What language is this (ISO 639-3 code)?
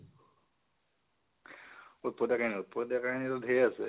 asm